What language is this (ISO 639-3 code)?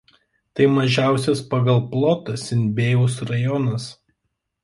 lit